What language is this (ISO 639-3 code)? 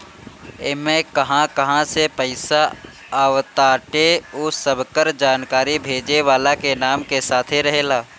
bho